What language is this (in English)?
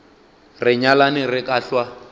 Northern Sotho